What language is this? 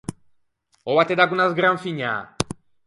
Ligurian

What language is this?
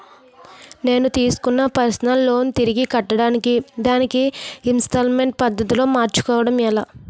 Telugu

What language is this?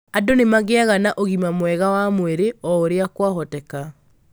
Kikuyu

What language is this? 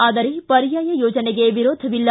Kannada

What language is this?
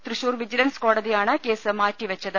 Malayalam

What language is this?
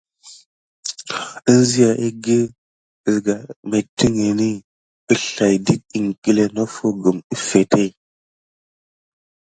Gidar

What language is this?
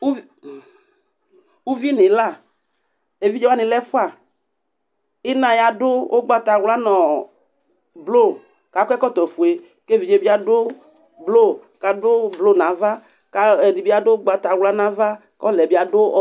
Ikposo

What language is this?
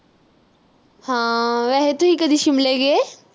Punjabi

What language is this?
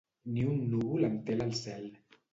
Catalan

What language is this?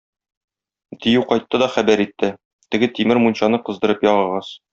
Tatar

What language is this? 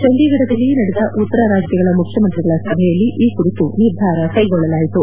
Kannada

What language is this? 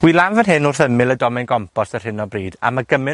Welsh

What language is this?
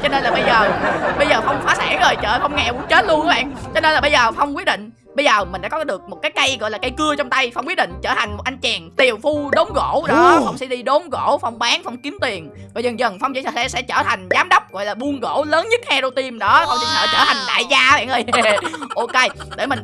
Vietnamese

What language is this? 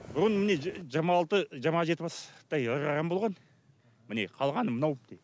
Kazakh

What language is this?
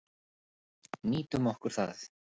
Icelandic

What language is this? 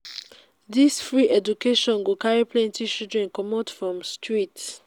Nigerian Pidgin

